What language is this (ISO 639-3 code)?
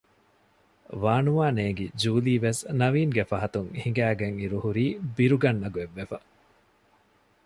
div